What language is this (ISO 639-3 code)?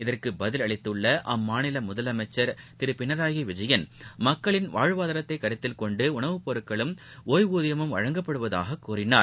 tam